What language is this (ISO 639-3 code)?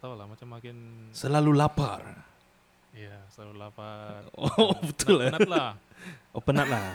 msa